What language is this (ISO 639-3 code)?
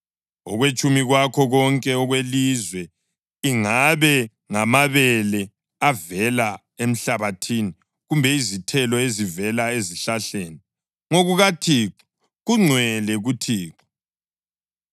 nde